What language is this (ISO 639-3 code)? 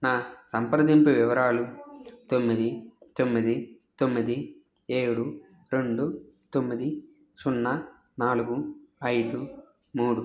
tel